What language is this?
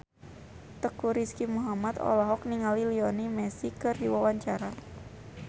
Sundanese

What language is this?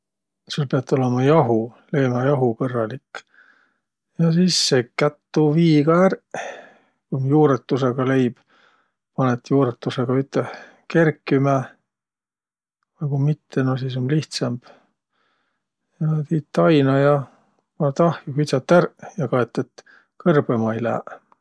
Võro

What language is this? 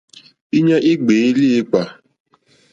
Mokpwe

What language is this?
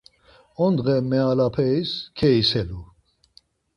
Laz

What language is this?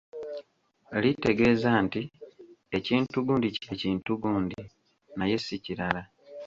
Ganda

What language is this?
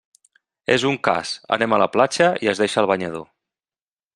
Catalan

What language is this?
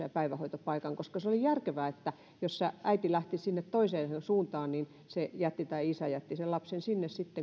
Finnish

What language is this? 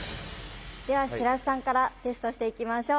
Japanese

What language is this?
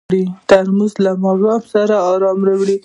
Pashto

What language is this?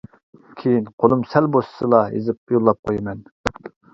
Uyghur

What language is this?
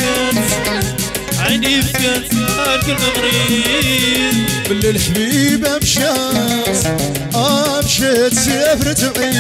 Arabic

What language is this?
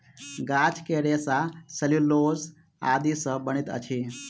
Maithili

